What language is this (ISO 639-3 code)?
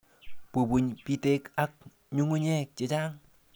kln